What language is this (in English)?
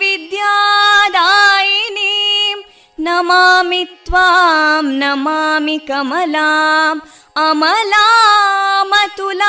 Kannada